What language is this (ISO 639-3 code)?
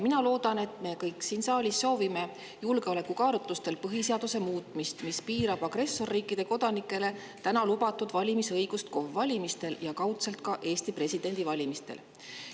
est